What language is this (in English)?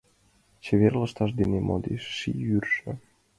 Mari